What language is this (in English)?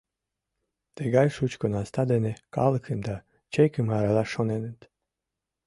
Mari